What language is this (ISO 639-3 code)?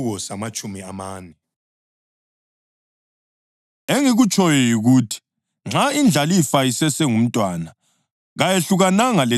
nde